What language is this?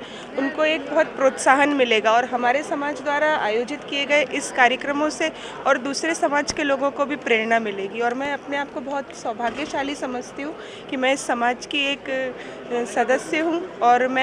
Hindi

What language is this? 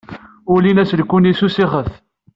Kabyle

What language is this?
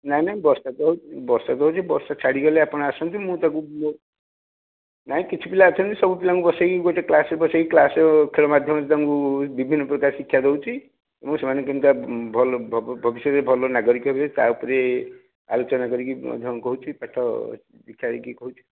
Odia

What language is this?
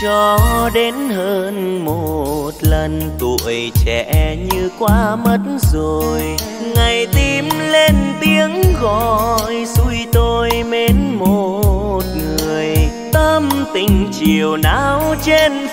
Vietnamese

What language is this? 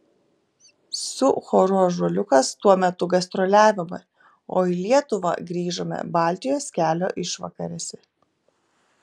Lithuanian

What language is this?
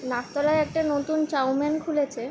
Bangla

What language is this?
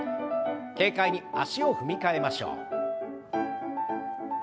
Japanese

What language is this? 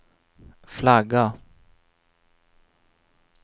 Swedish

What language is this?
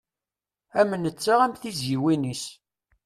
Kabyle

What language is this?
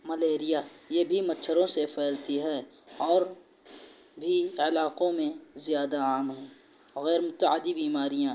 Urdu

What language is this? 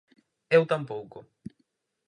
Galician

